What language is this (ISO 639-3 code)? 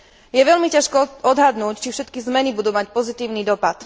slk